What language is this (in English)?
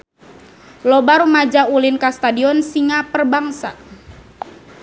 Sundanese